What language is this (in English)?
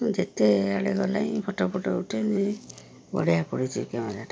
Odia